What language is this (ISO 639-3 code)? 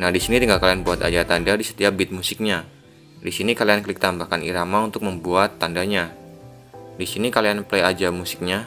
ind